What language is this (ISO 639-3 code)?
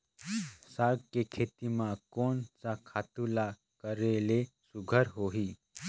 hne